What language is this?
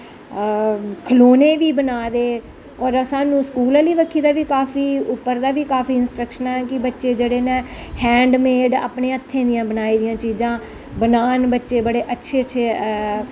Dogri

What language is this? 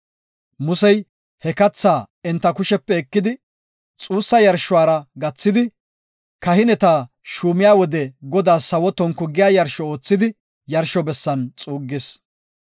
Gofa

